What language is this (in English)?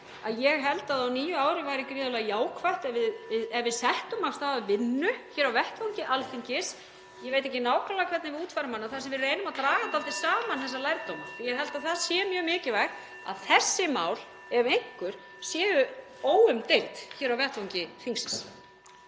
Icelandic